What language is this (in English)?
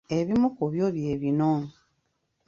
Ganda